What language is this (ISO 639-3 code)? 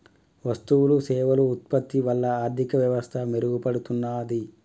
tel